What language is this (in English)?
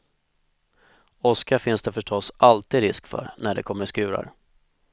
Swedish